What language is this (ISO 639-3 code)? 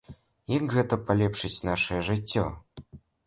bel